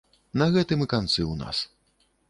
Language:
Belarusian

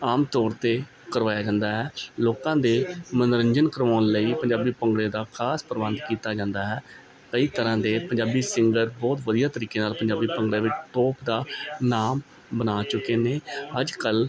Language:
Punjabi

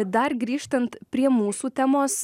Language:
Lithuanian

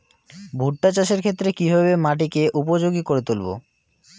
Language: Bangla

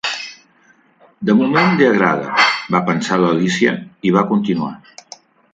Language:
Catalan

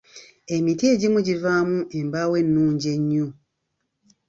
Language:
Ganda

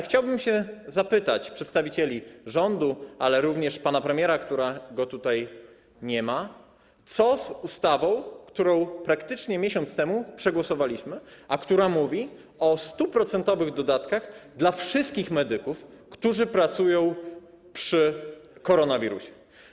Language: Polish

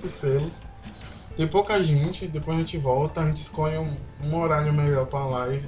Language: Portuguese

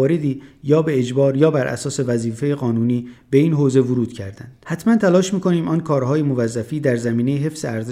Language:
Persian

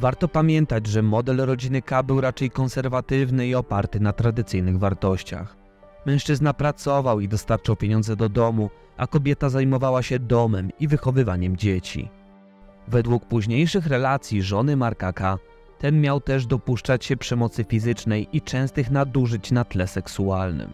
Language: Polish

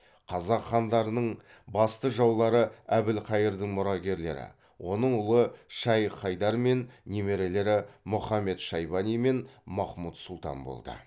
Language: Kazakh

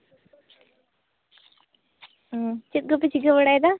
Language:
Santali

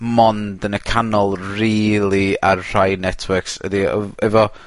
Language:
Welsh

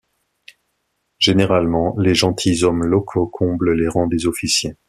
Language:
French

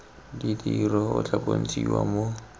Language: Tswana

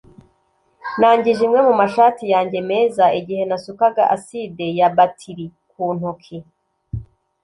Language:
Kinyarwanda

